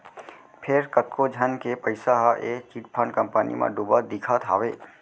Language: Chhattisgarhi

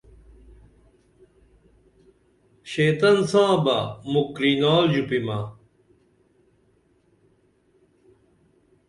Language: Dameli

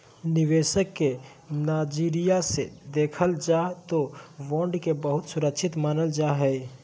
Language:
Magahi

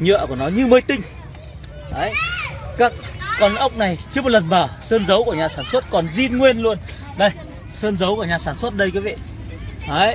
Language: Vietnamese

